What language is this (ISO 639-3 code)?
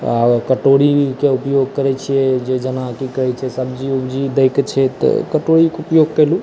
mai